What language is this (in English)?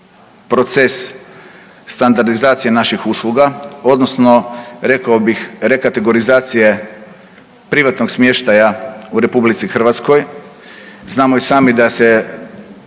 Croatian